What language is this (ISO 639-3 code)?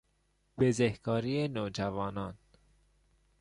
fas